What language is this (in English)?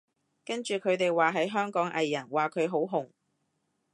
Cantonese